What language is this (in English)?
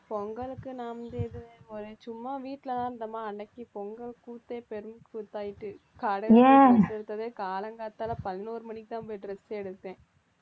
Tamil